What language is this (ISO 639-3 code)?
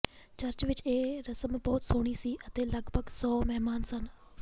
pan